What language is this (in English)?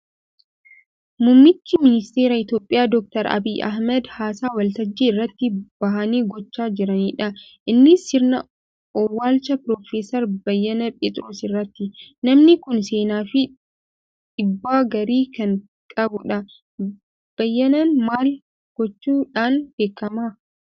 Oromo